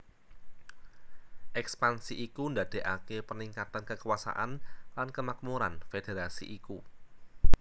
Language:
Javanese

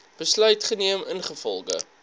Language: Afrikaans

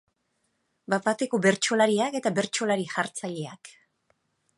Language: Basque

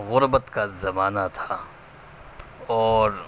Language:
Urdu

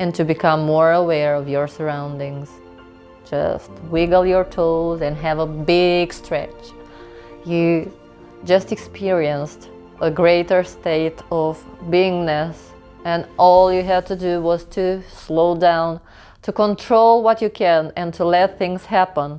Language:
English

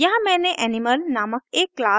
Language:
Hindi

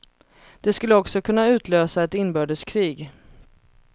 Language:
Swedish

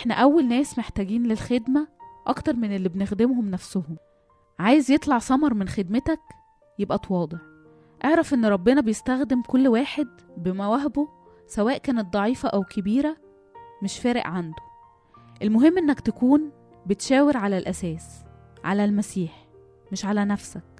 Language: Arabic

